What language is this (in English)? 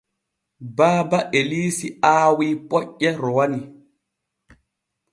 Borgu Fulfulde